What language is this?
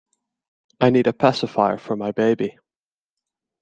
English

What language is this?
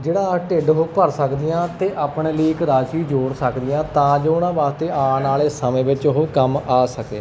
Punjabi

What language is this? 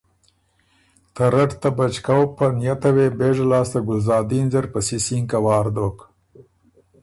Ormuri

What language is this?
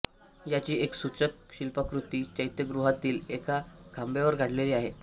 Marathi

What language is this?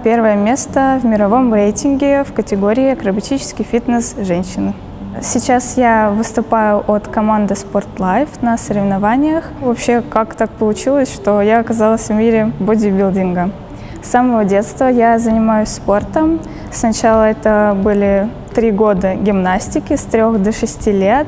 Russian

